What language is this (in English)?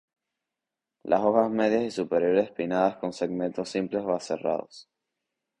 Spanish